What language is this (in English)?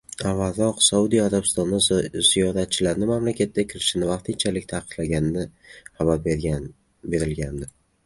Uzbek